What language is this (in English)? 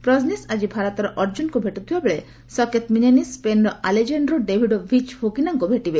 Odia